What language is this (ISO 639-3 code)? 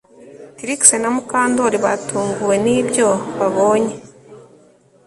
kin